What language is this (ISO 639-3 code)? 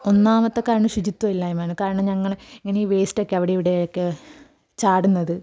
mal